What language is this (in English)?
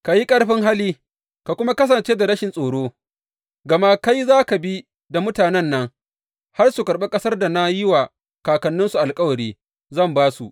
Hausa